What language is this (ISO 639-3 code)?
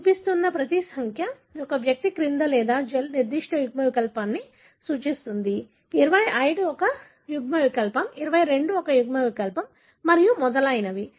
tel